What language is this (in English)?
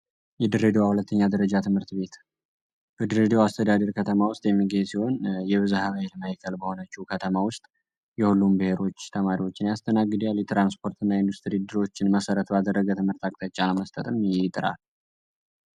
Amharic